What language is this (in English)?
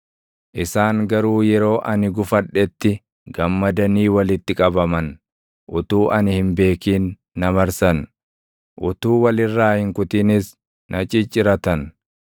Oromo